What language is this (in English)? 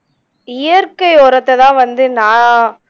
Tamil